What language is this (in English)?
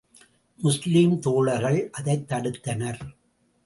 Tamil